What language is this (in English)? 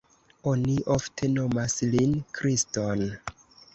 Esperanto